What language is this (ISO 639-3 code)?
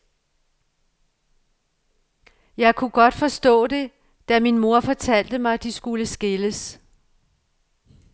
dan